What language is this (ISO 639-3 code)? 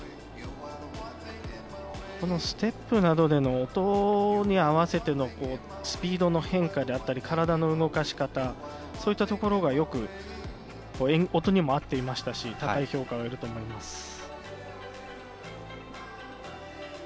jpn